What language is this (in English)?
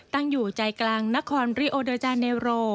Thai